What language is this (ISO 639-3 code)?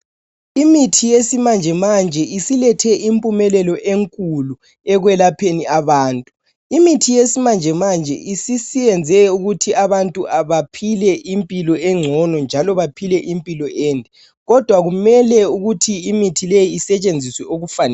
nde